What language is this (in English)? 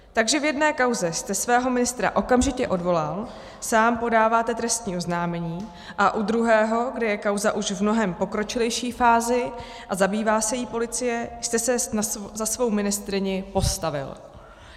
Czech